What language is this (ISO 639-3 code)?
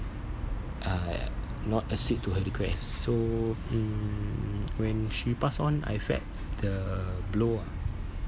eng